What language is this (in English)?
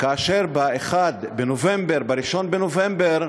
Hebrew